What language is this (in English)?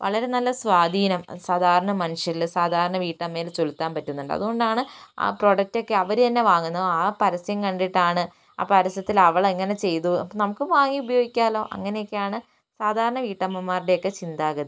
Malayalam